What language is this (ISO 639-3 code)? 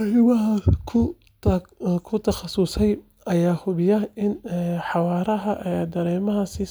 som